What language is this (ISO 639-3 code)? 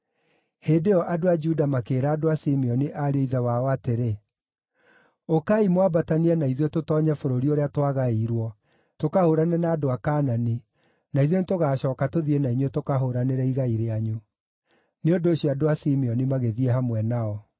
kik